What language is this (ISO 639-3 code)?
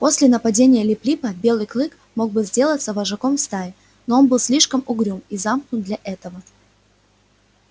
rus